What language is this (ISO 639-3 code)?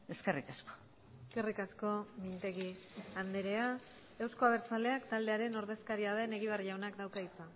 eus